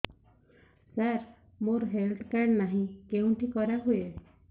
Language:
Odia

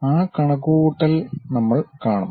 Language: Malayalam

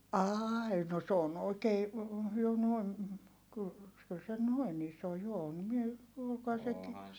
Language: Finnish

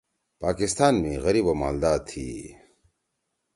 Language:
Torwali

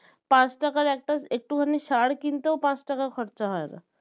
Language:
Bangla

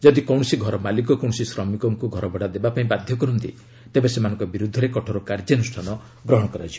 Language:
Odia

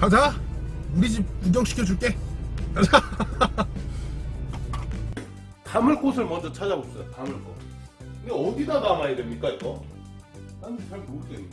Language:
Korean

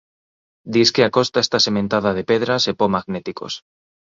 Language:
Galician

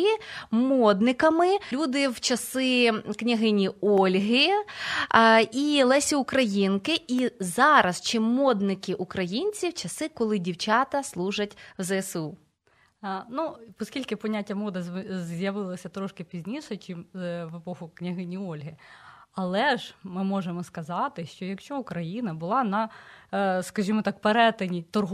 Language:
Ukrainian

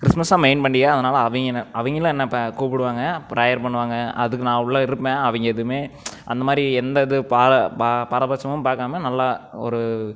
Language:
Tamil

